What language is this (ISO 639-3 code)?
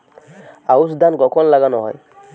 ben